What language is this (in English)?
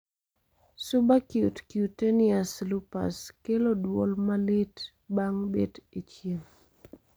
Luo (Kenya and Tanzania)